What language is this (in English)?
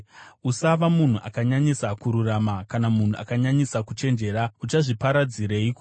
Shona